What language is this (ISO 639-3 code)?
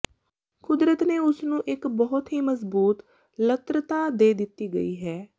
pan